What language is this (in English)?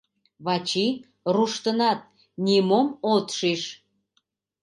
Mari